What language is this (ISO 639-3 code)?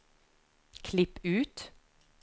nor